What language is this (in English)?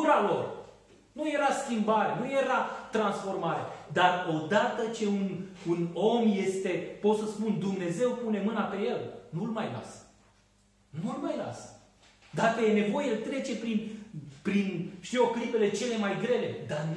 Romanian